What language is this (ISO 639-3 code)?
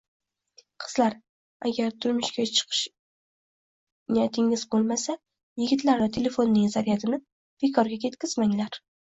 uzb